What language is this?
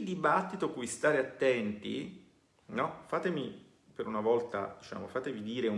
Italian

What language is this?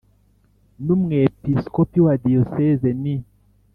Kinyarwanda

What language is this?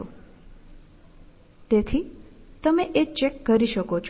Gujarati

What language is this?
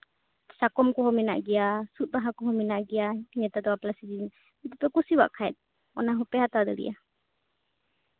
Santali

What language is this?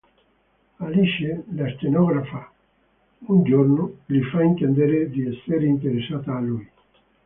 Italian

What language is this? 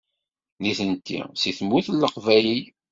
Kabyle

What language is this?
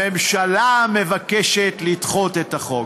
Hebrew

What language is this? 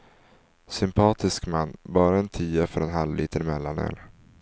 Swedish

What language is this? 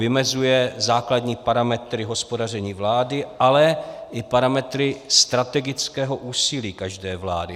Czech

